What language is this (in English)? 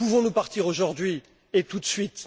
French